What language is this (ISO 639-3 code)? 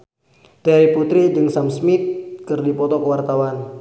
sun